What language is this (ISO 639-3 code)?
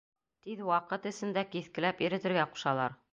bak